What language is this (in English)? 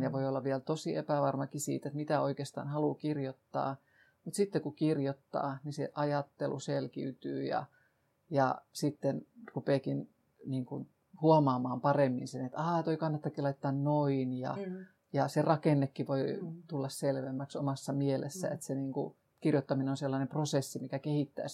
Finnish